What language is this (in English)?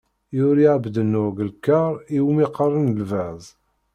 Kabyle